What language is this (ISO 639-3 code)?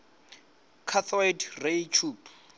ven